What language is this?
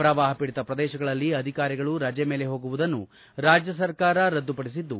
Kannada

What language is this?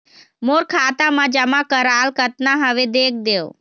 Chhattisgarhi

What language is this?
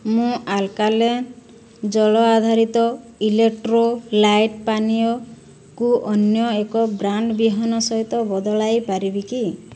Odia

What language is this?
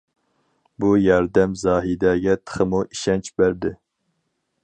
Uyghur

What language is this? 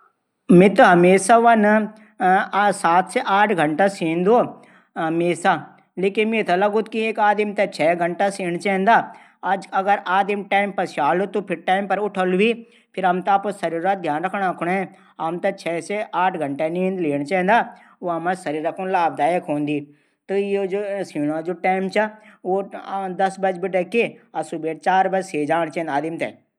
Garhwali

